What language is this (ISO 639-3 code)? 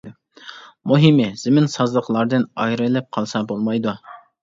uig